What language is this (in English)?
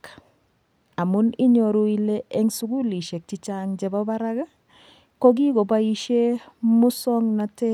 Kalenjin